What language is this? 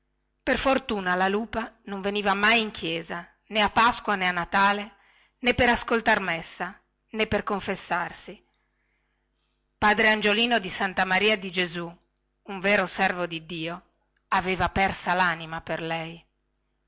Italian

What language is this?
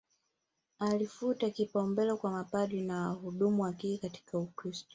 Swahili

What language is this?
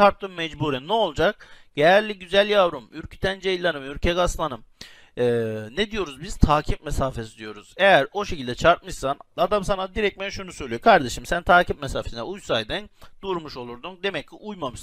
Turkish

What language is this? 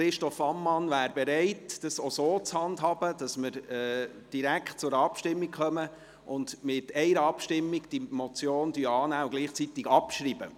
Swiss German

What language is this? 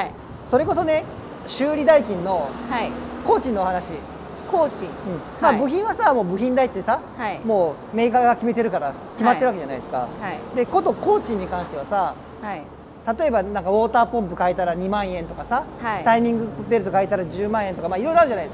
Japanese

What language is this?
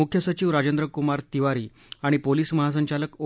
Marathi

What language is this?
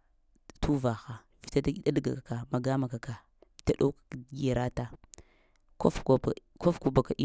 Lamang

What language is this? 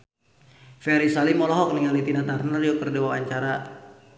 Sundanese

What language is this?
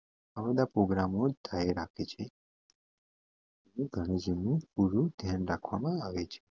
Gujarati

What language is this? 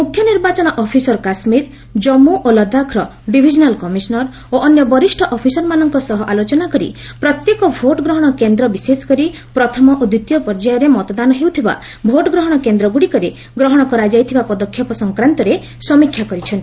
Odia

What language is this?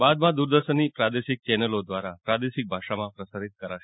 Gujarati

